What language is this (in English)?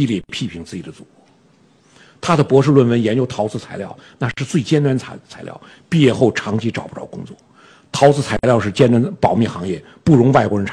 Chinese